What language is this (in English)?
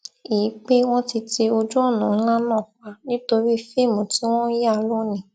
Yoruba